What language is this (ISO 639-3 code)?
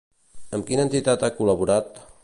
cat